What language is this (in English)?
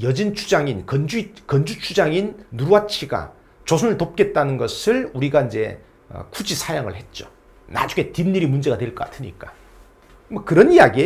Korean